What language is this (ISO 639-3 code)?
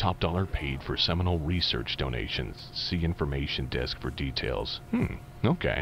nld